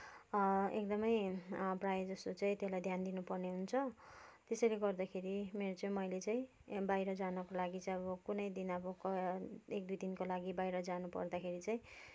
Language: Nepali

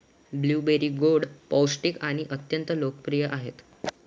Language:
Marathi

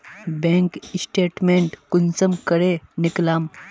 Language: Magahi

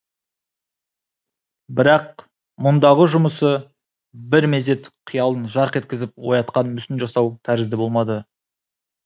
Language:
Kazakh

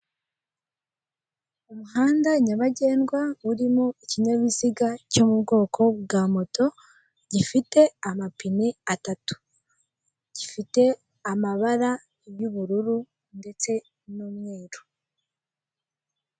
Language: Kinyarwanda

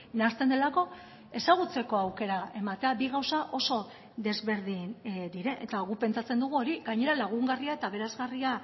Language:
Basque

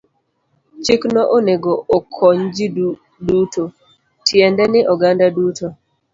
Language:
Luo (Kenya and Tanzania)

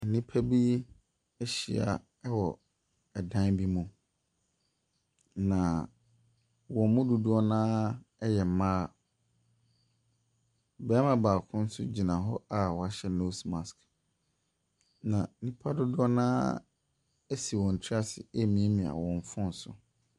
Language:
Akan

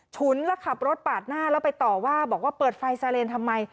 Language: Thai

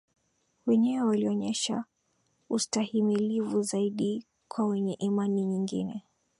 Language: Swahili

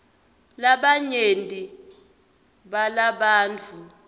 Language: Swati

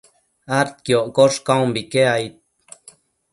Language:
Matsés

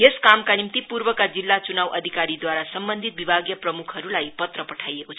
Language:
Nepali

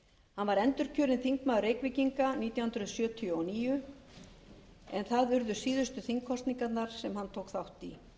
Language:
Icelandic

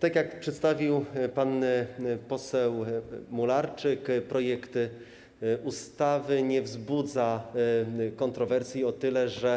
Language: Polish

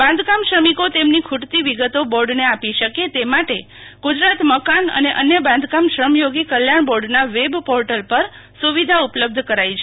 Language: Gujarati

